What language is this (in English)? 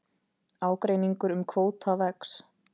Icelandic